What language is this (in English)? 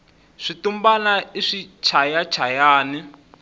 Tsonga